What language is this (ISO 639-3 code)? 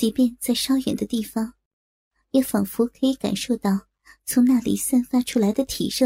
zho